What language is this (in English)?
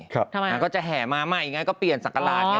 Thai